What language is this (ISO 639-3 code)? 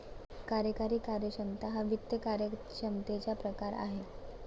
mar